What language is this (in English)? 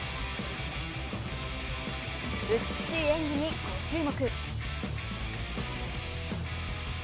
Japanese